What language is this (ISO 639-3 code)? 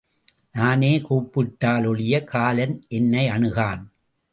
tam